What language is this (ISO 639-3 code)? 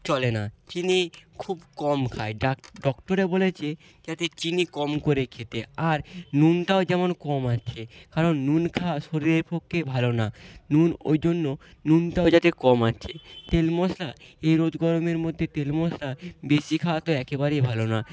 ben